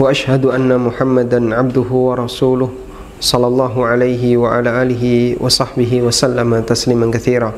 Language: Indonesian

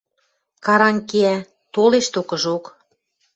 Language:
Western Mari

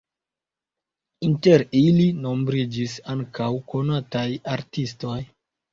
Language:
Esperanto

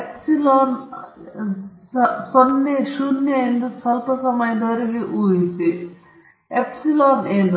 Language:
Kannada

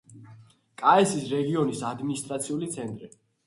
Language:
Georgian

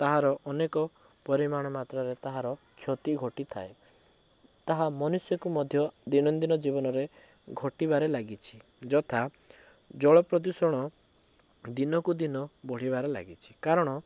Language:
Odia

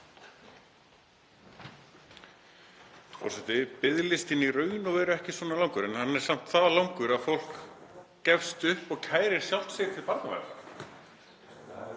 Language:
Icelandic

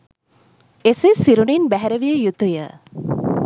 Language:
Sinhala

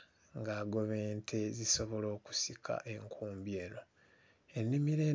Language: Ganda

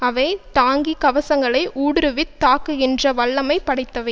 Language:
Tamil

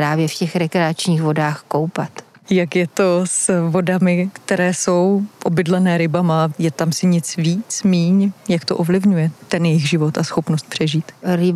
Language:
Czech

